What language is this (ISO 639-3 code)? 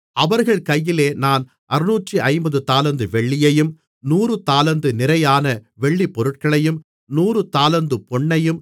tam